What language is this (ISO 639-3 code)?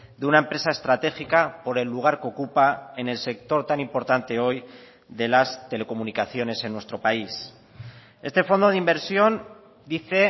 spa